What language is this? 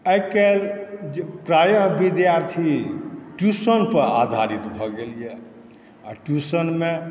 Maithili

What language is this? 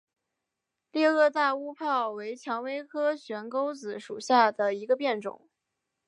Chinese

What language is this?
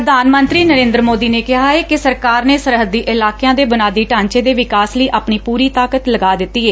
Punjabi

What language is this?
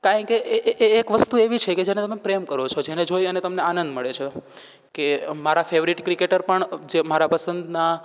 Gujarati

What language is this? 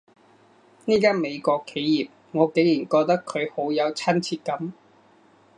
Cantonese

